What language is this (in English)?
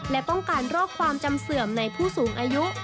Thai